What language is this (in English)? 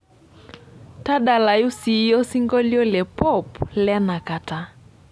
Masai